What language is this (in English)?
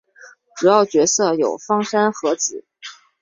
Chinese